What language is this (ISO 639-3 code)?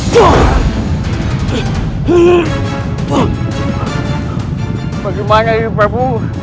ind